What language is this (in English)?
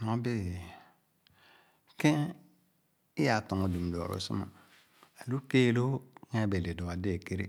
Khana